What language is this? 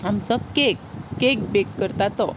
Konkani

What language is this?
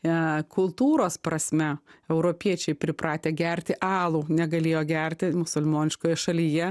Lithuanian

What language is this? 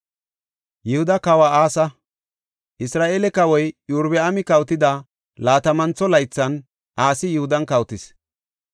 Gofa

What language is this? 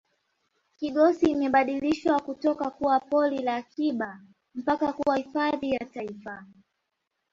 Swahili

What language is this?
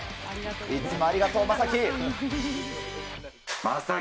Japanese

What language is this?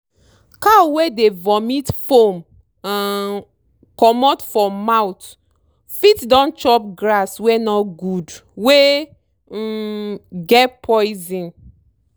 Nigerian Pidgin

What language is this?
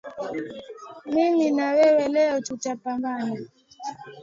Swahili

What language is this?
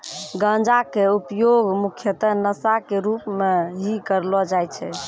Maithili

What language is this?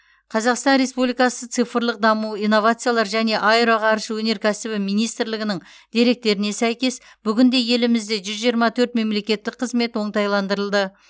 Kazakh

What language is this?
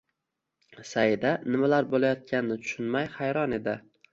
Uzbek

